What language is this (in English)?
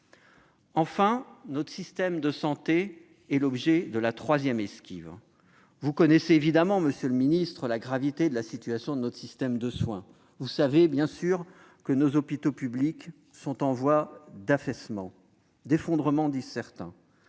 French